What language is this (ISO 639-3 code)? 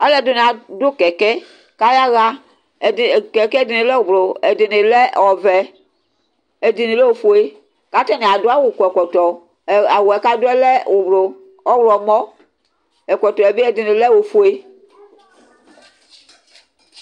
kpo